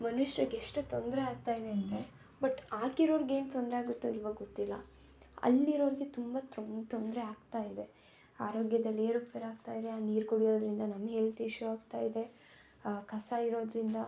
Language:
Kannada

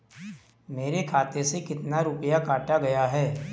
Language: Hindi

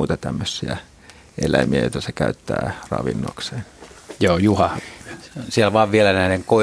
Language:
Finnish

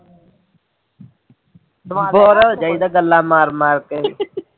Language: Punjabi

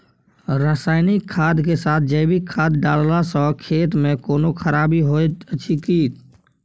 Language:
Maithili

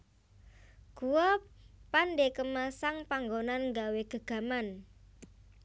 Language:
Javanese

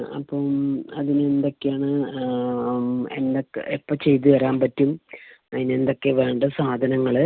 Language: Malayalam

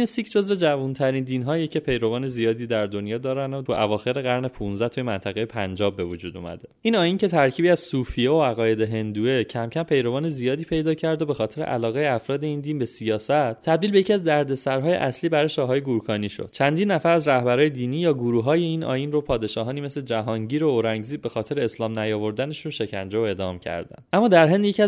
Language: Persian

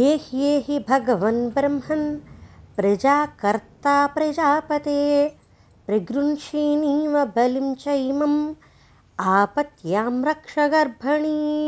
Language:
Telugu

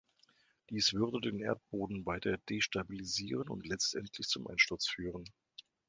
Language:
German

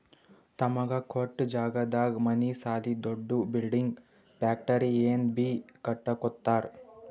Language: Kannada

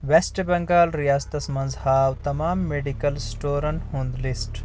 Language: Kashmiri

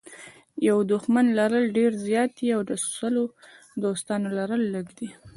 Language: Pashto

